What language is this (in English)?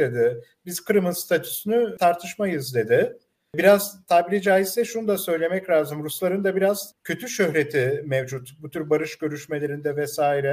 Turkish